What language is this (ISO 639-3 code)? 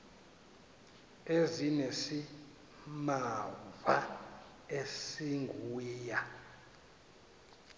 xho